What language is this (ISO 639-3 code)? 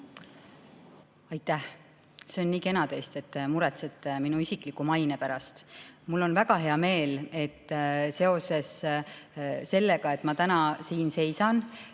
est